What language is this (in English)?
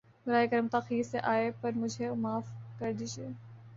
Urdu